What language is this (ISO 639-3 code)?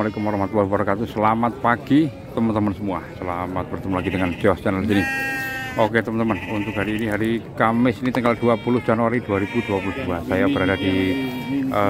ind